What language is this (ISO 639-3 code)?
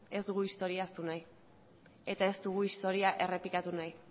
eus